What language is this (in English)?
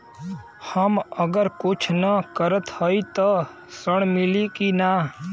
Bhojpuri